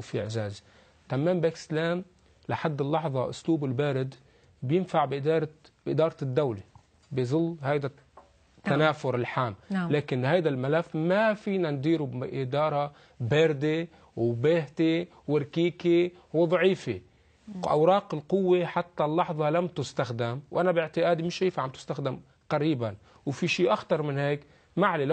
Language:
Arabic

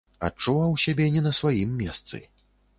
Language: Belarusian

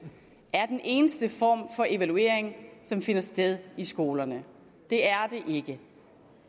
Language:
Danish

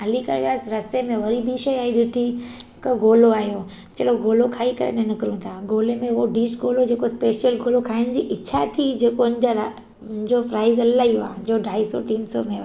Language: Sindhi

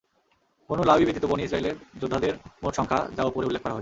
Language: Bangla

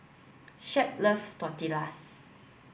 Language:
English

